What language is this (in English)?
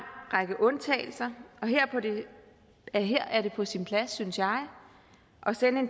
Danish